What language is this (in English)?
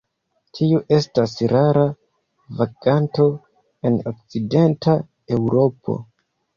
Esperanto